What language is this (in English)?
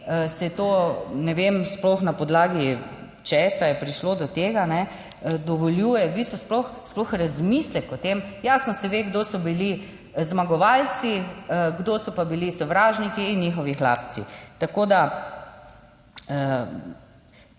Slovenian